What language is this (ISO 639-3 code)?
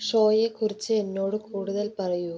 mal